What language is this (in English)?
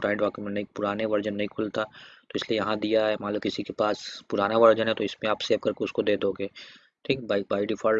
Hindi